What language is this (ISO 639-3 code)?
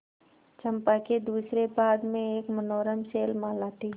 hin